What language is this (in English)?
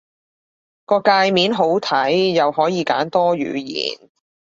Cantonese